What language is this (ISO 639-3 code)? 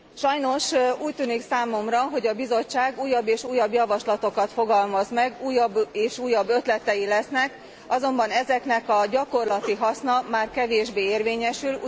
hun